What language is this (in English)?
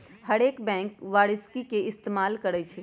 Magahi